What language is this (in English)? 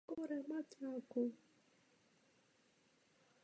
Czech